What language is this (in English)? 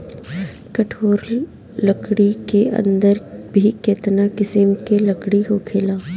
Bhojpuri